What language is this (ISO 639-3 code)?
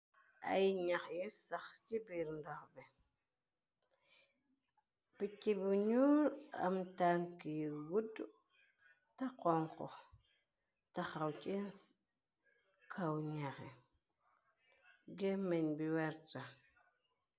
wol